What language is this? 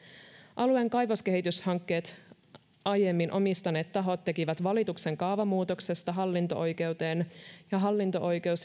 Finnish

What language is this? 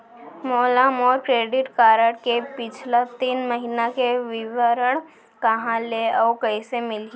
Chhattisgarhi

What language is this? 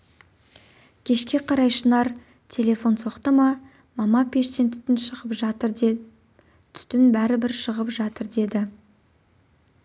Kazakh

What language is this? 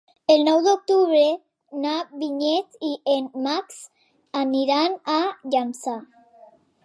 Catalan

